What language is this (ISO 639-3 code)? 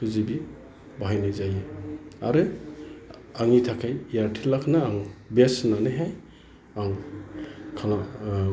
brx